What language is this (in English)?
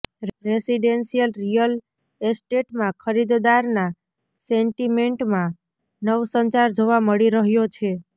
Gujarati